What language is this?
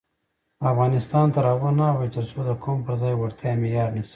Pashto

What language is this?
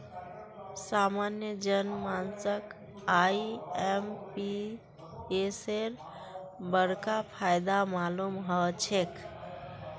Magahi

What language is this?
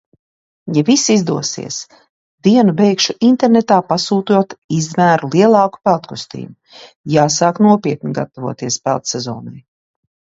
Latvian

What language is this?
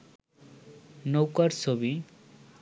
Bangla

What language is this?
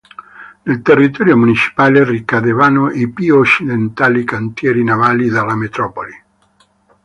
Italian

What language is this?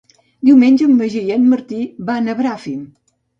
Catalan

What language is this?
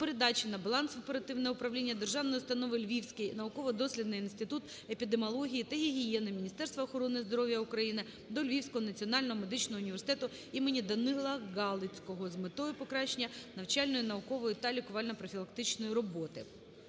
Ukrainian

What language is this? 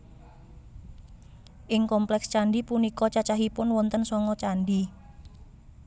Javanese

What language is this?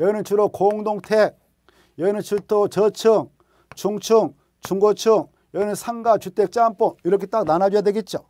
Korean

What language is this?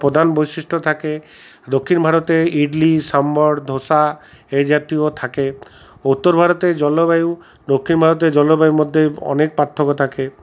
Bangla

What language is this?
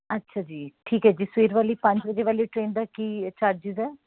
Punjabi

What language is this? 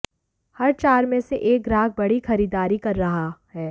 Hindi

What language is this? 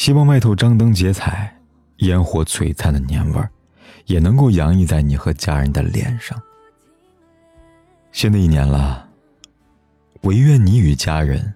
Chinese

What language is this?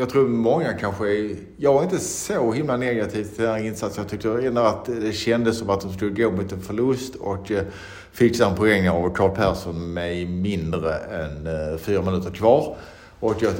Swedish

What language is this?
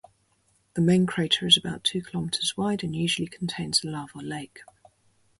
English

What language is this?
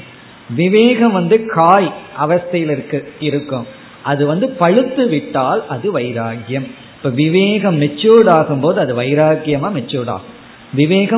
Tamil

